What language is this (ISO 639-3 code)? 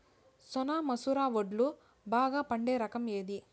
tel